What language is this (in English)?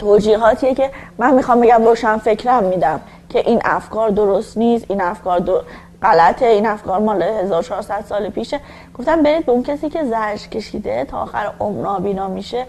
Persian